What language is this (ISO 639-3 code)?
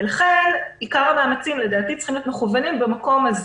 heb